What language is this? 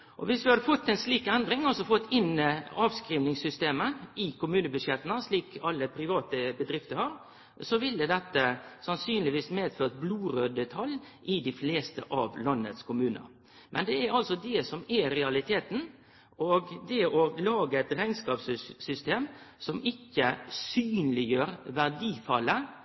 Norwegian Nynorsk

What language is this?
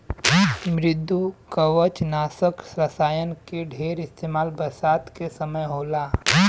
Bhojpuri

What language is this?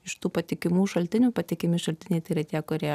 Lithuanian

